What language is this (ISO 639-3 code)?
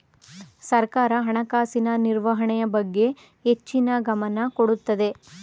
kan